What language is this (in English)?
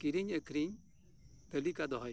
Santali